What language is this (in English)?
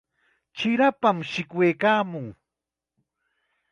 Chiquián Ancash Quechua